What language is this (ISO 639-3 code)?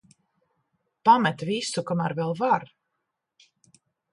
lav